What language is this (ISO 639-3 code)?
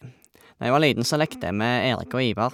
nor